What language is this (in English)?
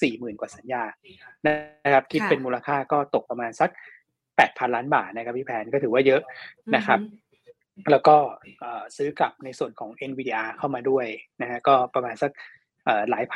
Thai